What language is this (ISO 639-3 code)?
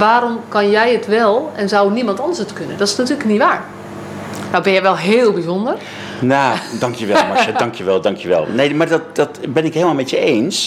nld